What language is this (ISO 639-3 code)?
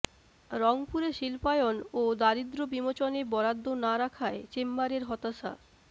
ben